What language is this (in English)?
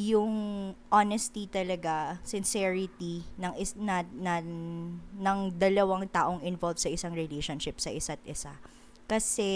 Filipino